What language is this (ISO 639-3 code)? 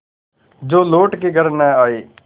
hin